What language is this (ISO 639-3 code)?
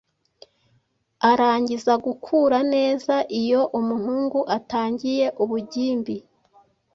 kin